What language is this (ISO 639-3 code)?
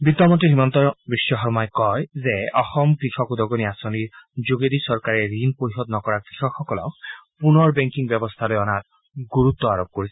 asm